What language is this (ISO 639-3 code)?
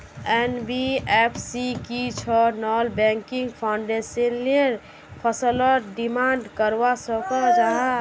mag